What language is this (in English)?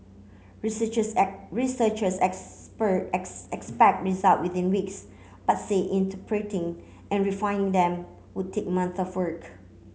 English